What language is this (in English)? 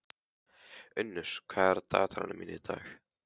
Icelandic